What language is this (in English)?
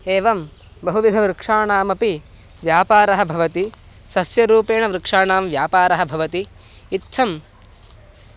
Sanskrit